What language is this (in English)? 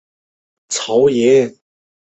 Chinese